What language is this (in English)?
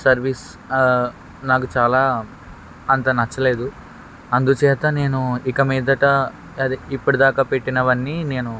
Telugu